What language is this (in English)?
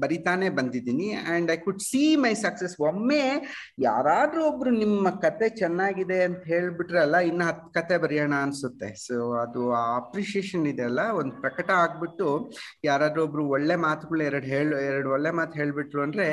Kannada